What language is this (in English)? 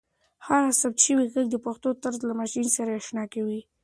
Pashto